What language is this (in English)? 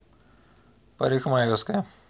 Russian